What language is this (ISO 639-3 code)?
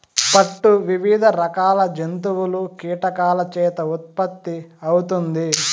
tel